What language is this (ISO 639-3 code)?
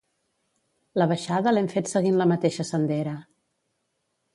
cat